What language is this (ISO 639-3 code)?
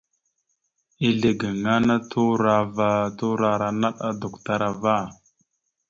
mxu